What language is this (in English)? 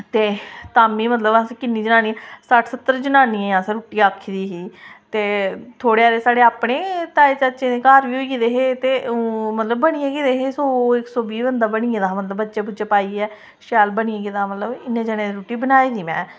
Dogri